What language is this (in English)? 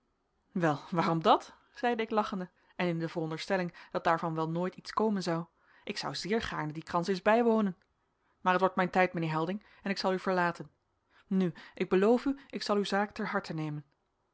Dutch